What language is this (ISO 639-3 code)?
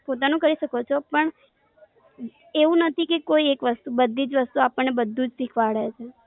guj